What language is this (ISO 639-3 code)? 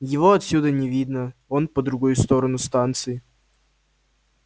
rus